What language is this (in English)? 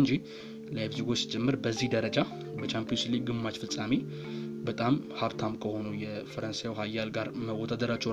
Amharic